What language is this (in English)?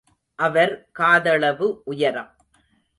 Tamil